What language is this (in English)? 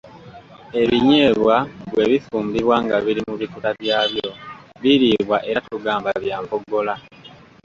Ganda